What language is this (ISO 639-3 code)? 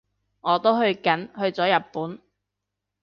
yue